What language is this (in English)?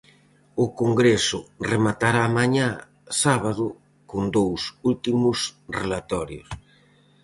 Galician